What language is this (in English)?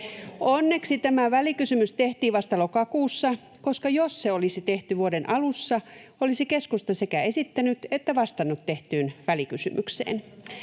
Finnish